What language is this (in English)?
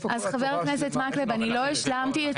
Hebrew